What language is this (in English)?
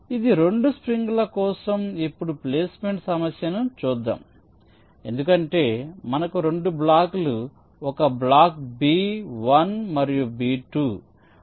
Telugu